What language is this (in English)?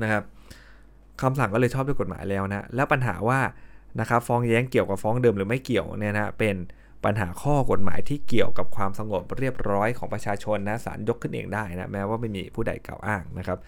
Thai